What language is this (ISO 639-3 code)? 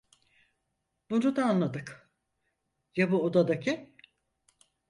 tur